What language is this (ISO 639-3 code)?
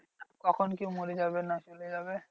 ben